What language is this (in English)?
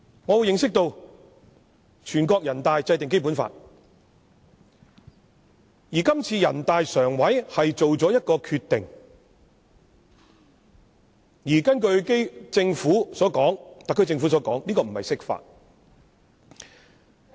Cantonese